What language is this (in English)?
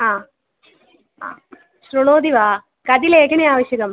Sanskrit